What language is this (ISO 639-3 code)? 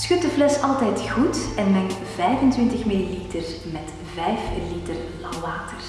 nld